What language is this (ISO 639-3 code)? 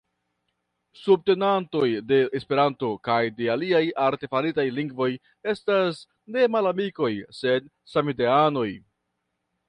epo